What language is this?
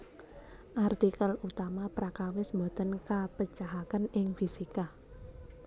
Javanese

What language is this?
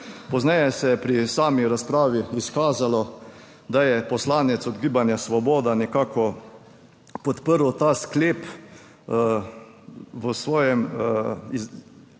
Slovenian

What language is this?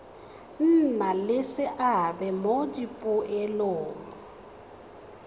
Tswana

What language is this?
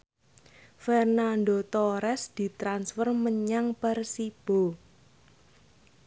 Javanese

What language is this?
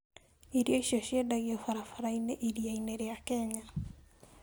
Kikuyu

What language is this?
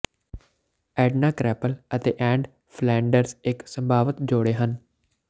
Punjabi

